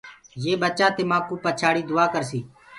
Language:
Gurgula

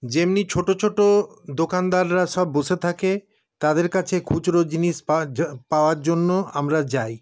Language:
Bangla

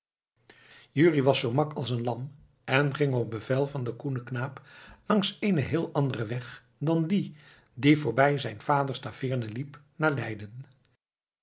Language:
Dutch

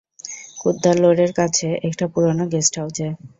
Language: Bangla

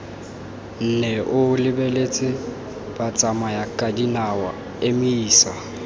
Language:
Tswana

